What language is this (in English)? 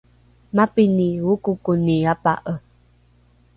Rukai